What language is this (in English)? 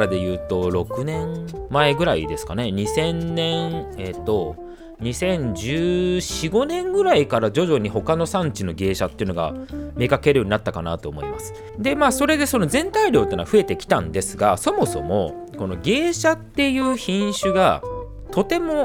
Japanese